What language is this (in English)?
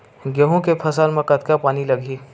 Chhattisgarhi